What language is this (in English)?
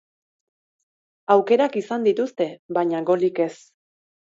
Basque